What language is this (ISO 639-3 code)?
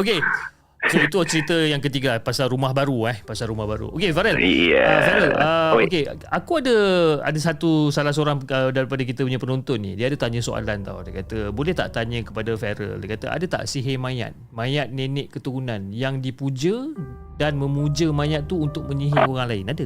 msa